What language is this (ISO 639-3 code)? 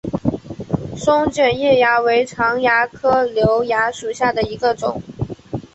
zho